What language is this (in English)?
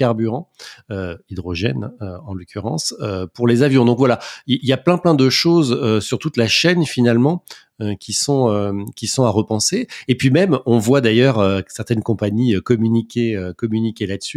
French